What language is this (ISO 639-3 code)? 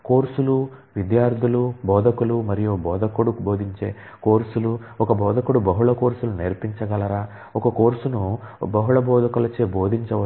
tel